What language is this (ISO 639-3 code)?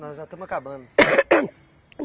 por